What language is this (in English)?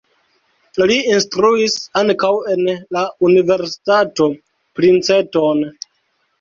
Esperanto